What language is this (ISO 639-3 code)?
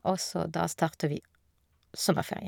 nor